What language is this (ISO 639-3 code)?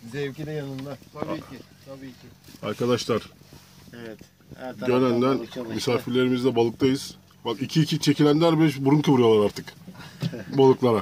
tur